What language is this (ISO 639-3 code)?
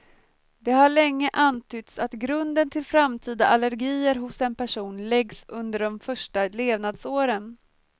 swe